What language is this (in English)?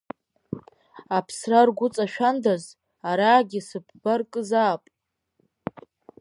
Abkhazian